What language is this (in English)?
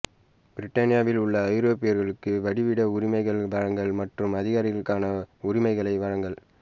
Tamil